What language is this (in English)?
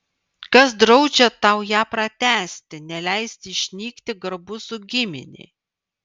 Lithuanian